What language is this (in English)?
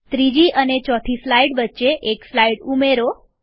Gujarati